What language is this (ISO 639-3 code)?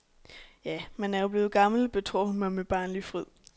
dan